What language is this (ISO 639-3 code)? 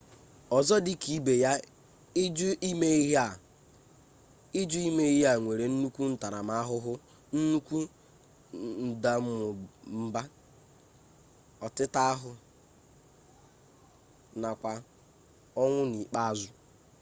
ibo